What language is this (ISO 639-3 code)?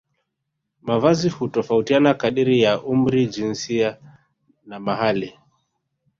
swa